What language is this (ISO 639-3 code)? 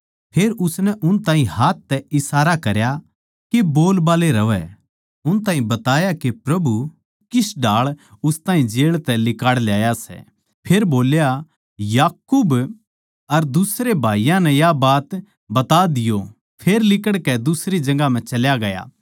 bgc